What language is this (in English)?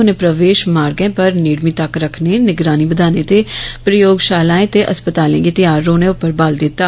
Dogri